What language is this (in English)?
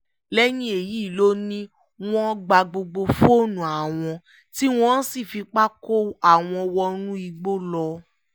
Yoruba